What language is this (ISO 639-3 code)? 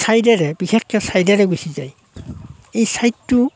asm